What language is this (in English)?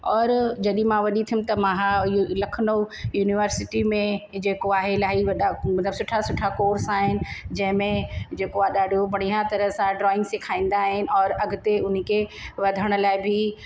Sindhi